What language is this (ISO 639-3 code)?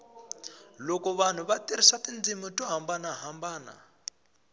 tso